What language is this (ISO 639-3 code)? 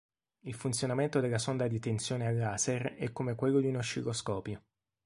ita